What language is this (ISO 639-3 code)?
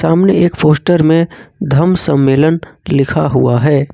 hin